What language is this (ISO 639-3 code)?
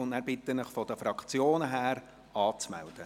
gsw